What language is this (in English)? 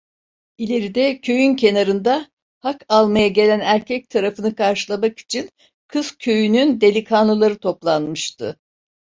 Turkish